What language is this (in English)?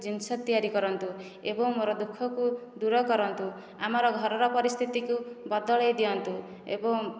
Odia